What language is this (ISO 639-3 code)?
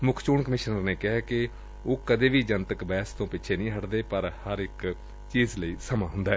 pan